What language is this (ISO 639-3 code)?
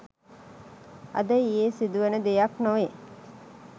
sin